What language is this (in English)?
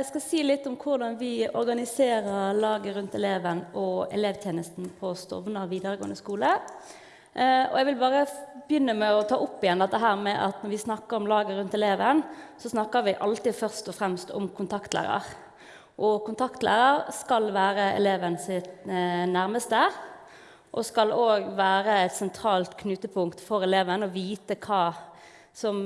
Norwegian